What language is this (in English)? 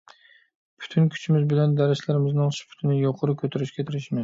Uyghur